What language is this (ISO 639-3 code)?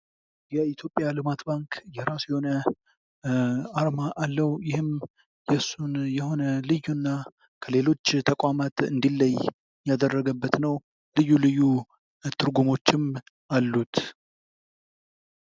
amh